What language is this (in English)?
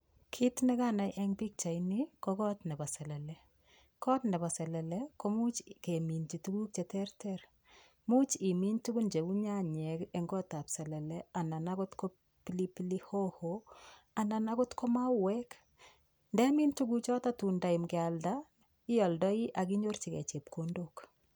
Kalenjin